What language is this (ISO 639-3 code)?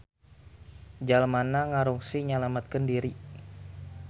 sun